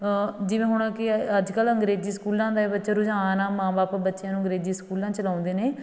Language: Punjabi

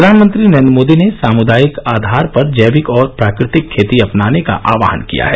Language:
Hindi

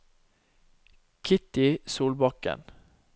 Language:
Norwegian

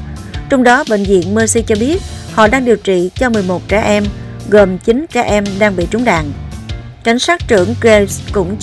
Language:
Vietnamese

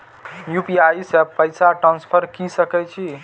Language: Maithili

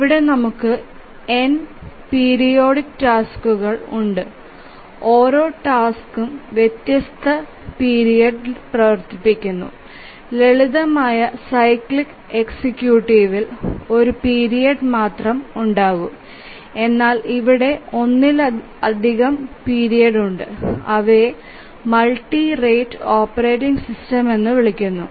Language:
Malayalam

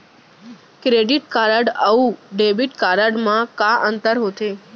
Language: Chhattisgarhi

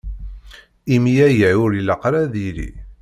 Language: Kabyle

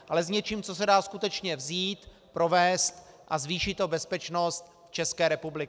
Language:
Czech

